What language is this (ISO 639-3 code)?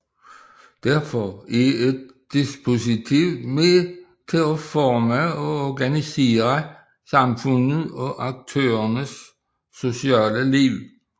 dan